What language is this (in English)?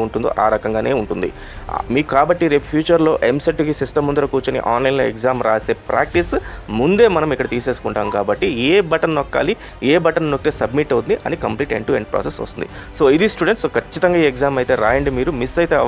Telugu